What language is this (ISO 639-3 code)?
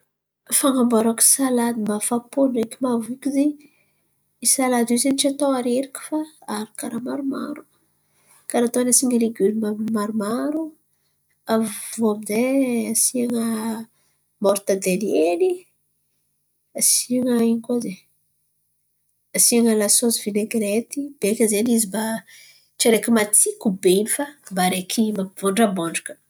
xmv